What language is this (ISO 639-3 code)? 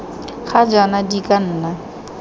tsn